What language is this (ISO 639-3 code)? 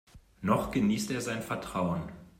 deu